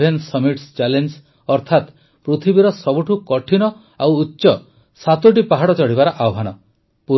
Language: Odia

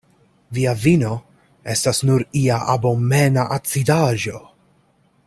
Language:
Esperanto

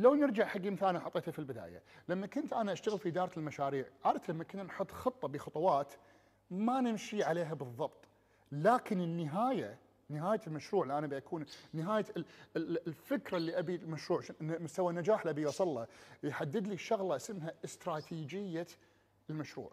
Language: Arabic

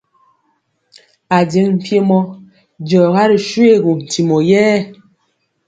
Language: Mpiemo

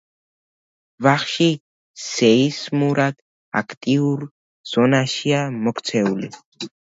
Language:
Georgian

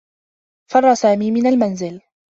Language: Arabic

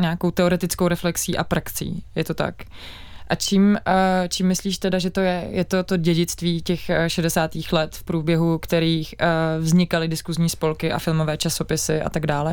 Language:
Czech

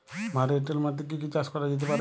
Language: Bangla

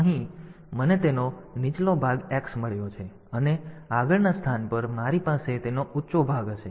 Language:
Gujarati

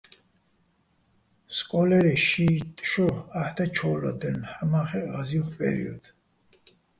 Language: Bats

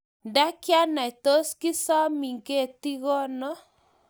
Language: Kalenjin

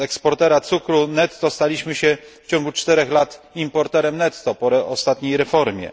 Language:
Polish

